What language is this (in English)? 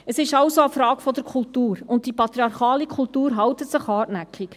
Swiss German